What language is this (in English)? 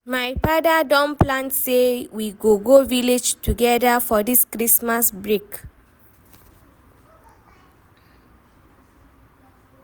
Nigerian Pidgin